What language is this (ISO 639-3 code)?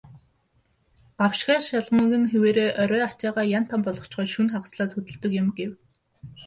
mon